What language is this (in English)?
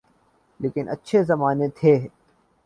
Urdu